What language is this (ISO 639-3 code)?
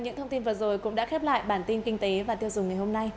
vie